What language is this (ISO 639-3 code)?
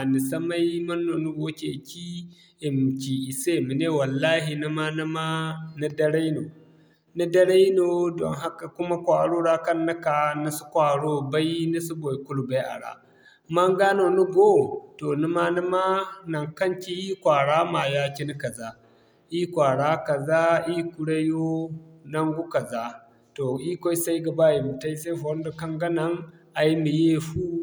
dje